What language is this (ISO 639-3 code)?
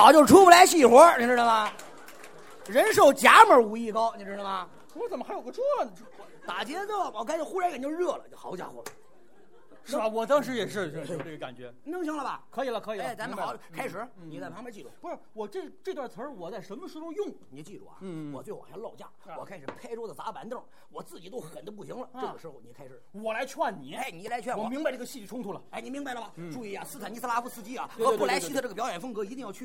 zho